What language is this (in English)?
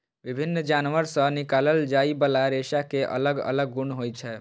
Maithili